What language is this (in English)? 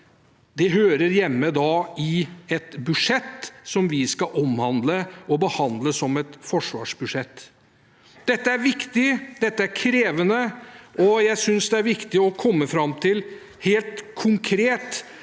Norwegian